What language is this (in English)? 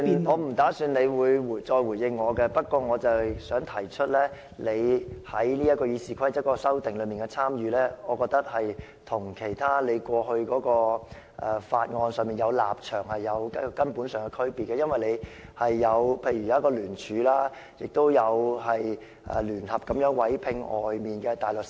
Cantonese